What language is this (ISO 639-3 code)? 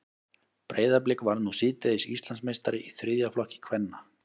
isl